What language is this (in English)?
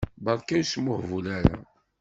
Kabyle